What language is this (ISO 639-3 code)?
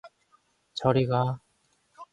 kor